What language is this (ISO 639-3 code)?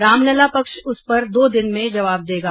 hin